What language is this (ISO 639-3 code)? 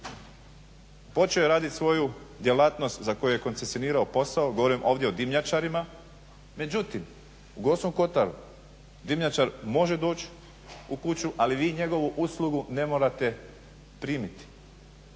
hrv